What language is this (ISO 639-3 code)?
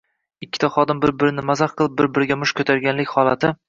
uzb